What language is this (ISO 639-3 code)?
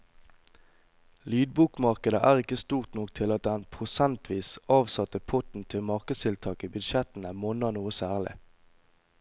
nor